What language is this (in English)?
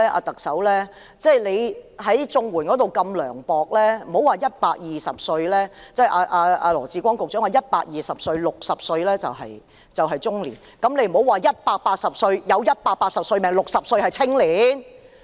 Cantonese